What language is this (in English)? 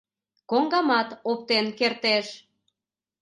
Mari